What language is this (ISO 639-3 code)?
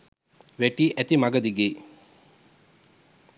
sin